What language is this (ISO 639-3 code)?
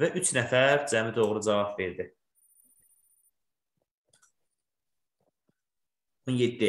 tur